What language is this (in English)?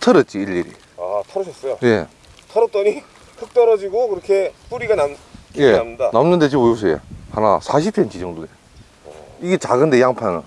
Korean